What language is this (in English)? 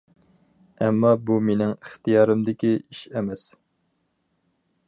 Uyghur